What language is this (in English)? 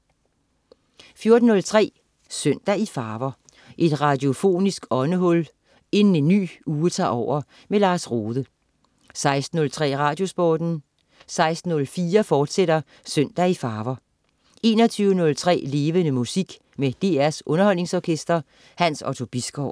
Danish